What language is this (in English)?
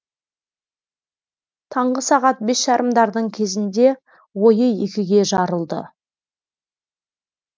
Kazakh